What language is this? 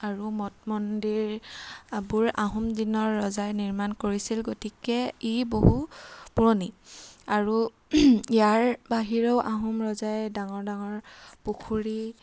Assamese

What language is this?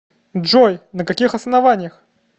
Russian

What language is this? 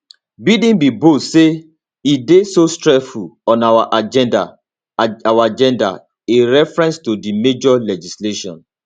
Nigerian Pidgin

